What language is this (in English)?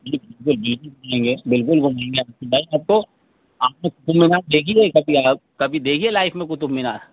Urdu